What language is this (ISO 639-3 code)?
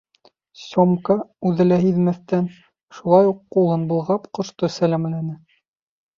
bak